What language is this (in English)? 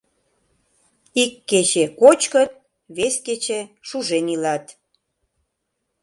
Mari